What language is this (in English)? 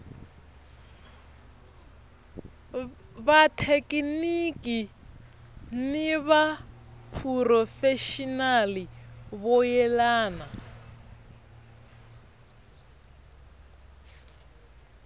Tsonga